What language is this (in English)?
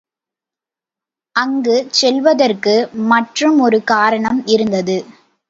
Tamil